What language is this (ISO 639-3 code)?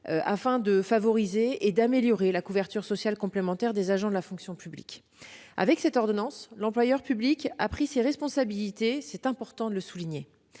fra